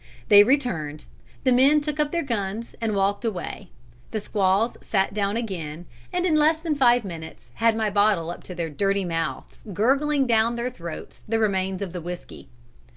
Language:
English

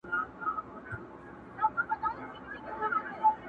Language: Pashto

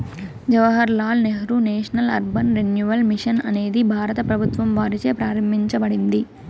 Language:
Telugu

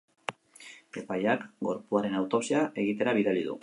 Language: Basque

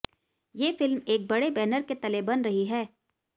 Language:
Hindi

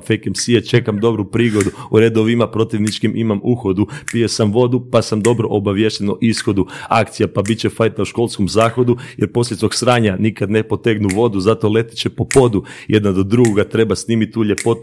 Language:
Croatian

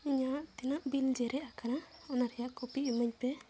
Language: Santali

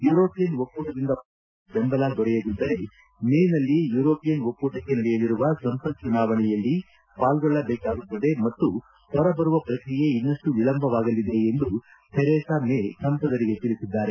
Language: Kannada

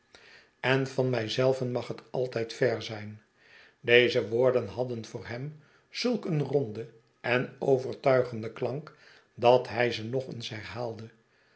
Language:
Dutch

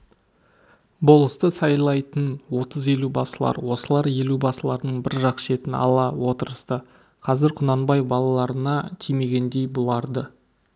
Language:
Kazakh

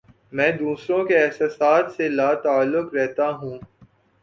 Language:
Urdu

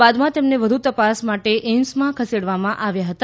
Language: Gujarati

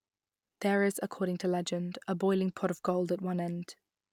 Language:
English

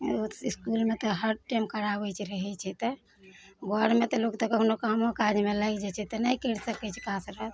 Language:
Maithili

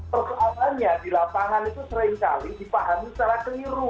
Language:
Indonesian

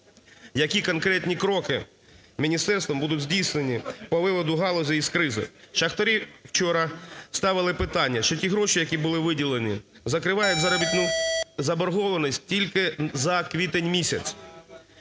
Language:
Ukrainian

